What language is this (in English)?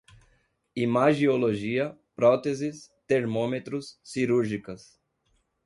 Portuguese